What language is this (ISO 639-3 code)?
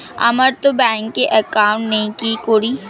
ben